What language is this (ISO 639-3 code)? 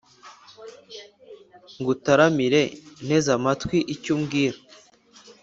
kin